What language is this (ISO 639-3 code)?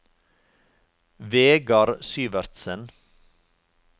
nor